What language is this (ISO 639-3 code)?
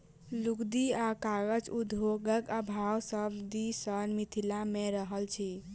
mai